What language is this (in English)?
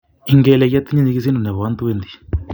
Kalenjin